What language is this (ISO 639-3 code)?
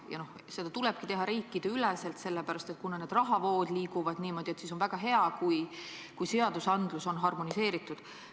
est